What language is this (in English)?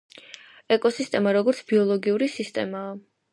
Georgian